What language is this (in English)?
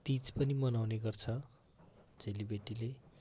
Nepali